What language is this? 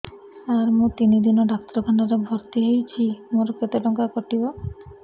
Odia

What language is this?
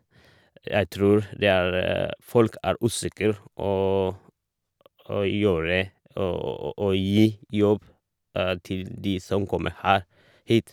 Norwegian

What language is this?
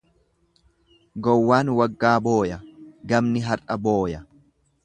Oromo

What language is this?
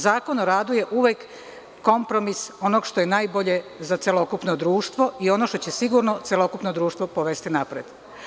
Serbian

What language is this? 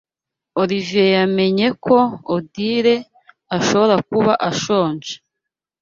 Kinyarwanda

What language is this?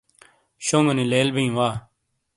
Shina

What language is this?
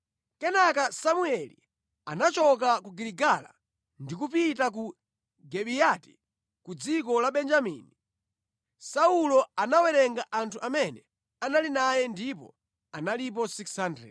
Nyanja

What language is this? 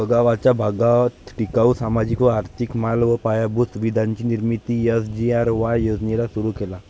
Marathi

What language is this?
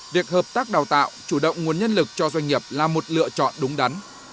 Vietnamese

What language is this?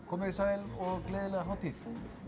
Icelandic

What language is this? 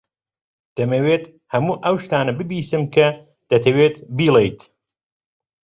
Central Kurdish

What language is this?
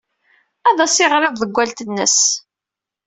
Kabyle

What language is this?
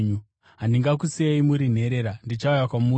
Shona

